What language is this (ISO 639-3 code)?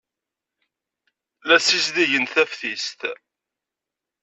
kab